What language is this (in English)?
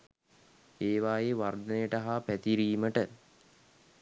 Sinhala